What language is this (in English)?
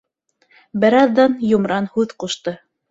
Bashkir